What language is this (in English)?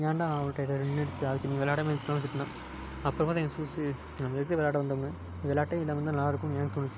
Tamil